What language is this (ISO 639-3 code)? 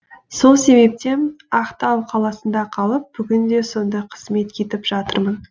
kaz